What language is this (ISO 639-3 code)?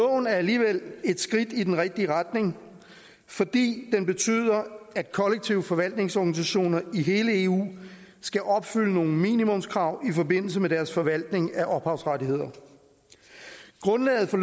dan